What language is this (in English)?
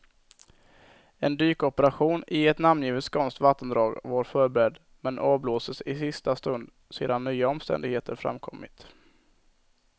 Swedish